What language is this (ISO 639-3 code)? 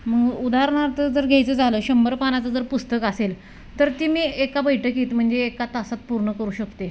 mar